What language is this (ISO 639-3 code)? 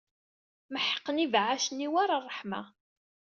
kab